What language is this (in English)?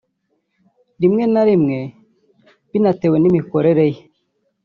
Kinyarwanda